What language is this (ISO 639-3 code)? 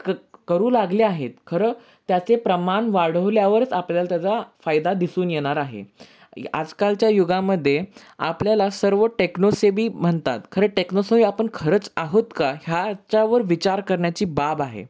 mar